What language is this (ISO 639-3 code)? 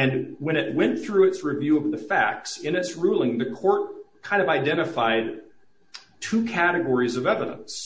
eng